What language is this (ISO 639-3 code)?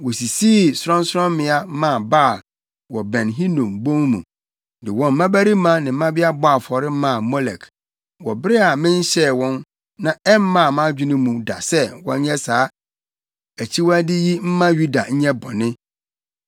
aka